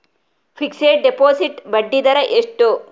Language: Kannada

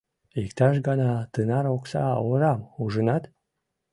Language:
Mari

